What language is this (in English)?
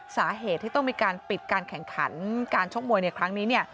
Thai